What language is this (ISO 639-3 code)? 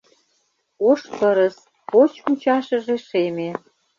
chm